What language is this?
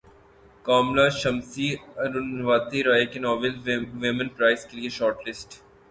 Urdu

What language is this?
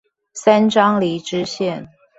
Chinese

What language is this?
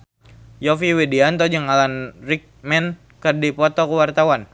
Sundanese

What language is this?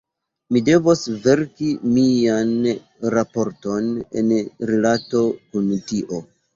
Esperanto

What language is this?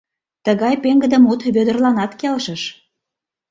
Mari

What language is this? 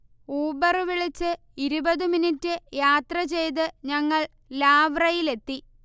Malayalam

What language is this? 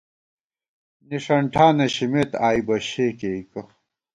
Gawar-Bati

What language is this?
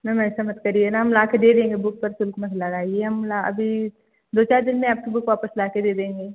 Hindi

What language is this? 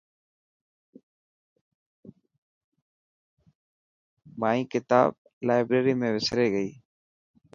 Dhatki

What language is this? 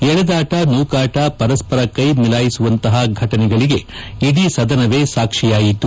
Kannada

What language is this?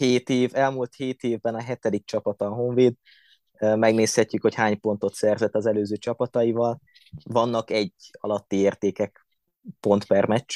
Hungarian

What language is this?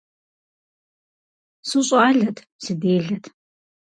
Kabardian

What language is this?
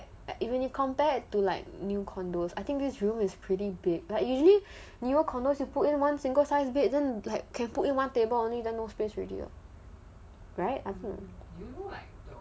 English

